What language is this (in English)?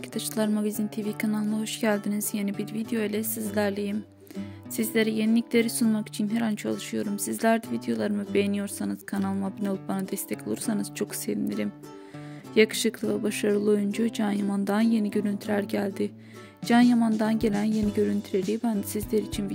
Turkish